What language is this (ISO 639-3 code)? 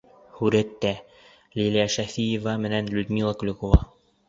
bak